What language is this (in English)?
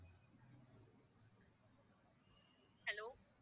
Tamil